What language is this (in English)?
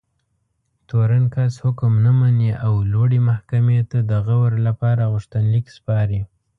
Pashto